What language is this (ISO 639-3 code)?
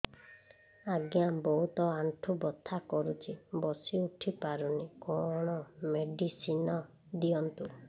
ori